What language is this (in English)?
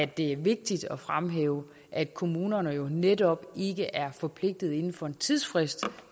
Danish